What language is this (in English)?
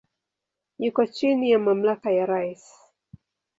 Swahili